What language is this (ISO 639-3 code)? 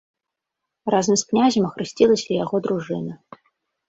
bel